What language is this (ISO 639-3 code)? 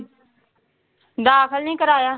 pan